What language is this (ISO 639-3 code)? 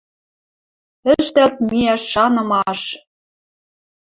mrj